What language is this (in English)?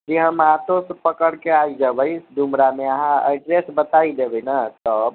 Maithili